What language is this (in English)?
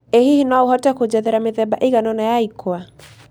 Kikuyu